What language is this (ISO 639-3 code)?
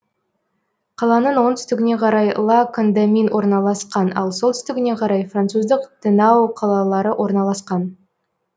kaz